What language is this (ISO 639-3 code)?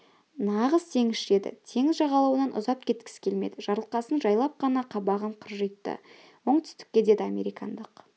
kaz